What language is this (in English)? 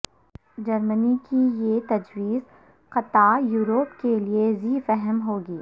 Urdu